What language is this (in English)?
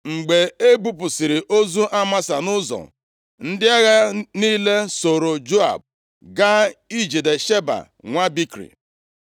Igbo